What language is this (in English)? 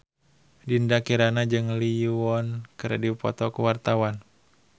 Sundanese